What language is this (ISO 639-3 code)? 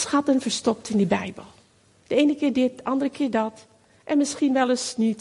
nld